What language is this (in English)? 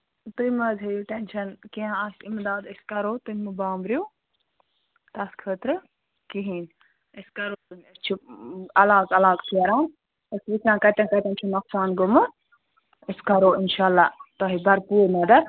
Kashmiri